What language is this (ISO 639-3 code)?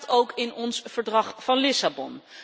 nld